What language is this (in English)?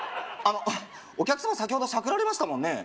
Japanese